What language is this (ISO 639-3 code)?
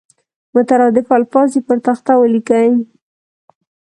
pus